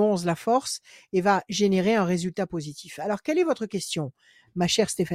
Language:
French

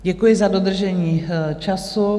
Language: Czech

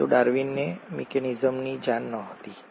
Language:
Gujarati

